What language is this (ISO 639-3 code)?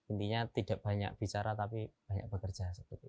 ind